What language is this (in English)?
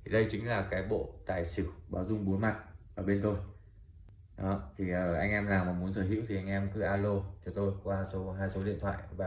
Vietnamese